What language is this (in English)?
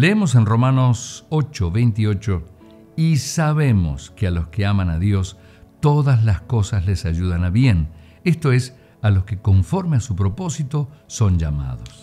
Spanish